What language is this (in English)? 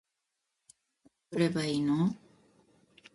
Japanese